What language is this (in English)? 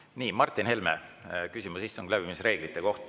Estonian